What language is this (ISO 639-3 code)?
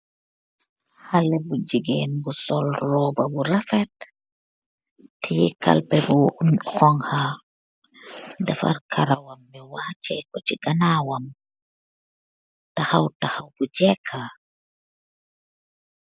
wol